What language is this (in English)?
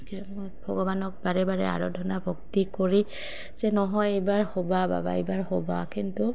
Assamese